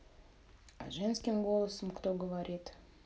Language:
Russian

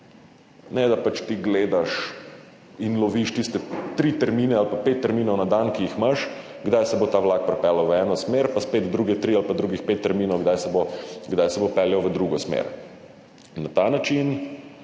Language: Slovenian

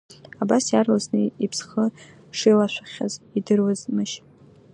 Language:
Abkhazian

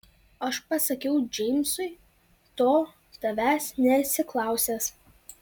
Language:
Lithuanian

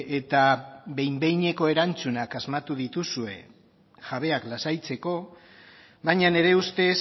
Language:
Basque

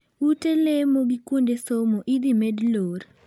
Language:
Luo (Kenya and Tanzania)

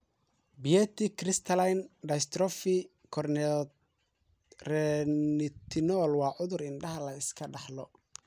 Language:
Somali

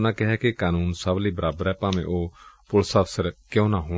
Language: Punjabi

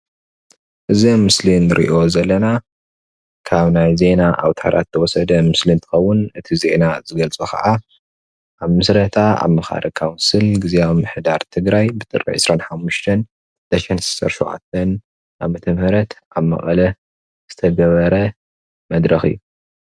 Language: Tigrinya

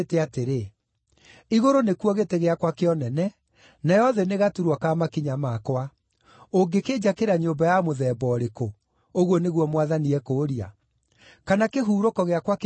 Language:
Kikuyu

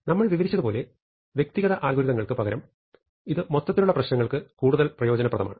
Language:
Malayalam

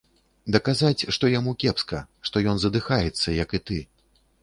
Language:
Belarusian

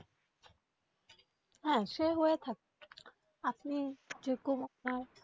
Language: Bangla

